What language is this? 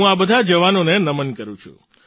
Gujarati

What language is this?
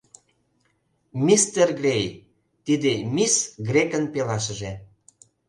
Mari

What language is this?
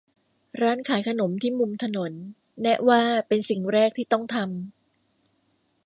Thai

